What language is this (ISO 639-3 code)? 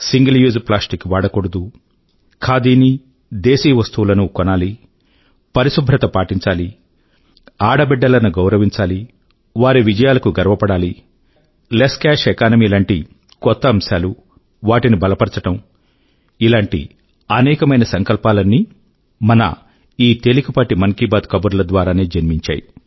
tel